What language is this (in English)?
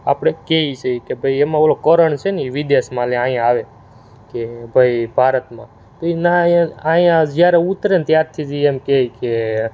Gujarati